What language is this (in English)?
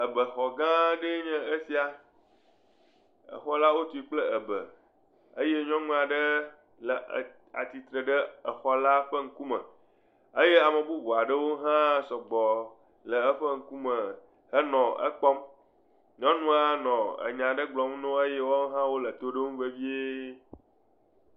Ewe